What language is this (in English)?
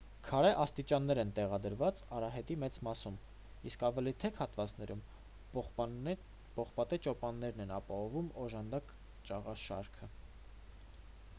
Armenian